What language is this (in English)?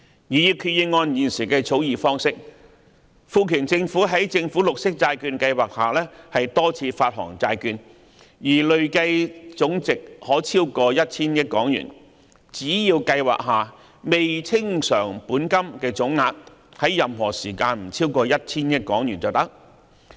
Cantonese